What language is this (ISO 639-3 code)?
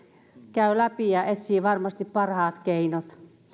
fin